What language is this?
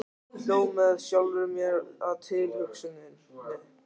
Icelandic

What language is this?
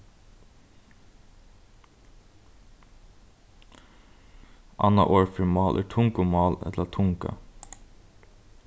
Faroese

